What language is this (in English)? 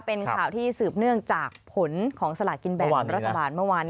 Thai